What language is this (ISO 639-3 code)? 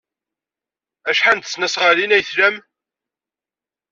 kab